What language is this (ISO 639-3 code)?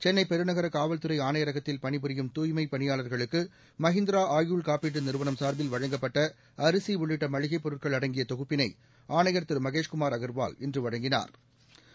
tam